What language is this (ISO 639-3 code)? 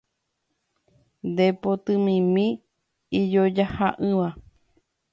grn